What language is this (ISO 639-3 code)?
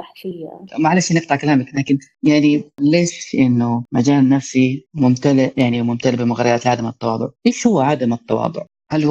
ara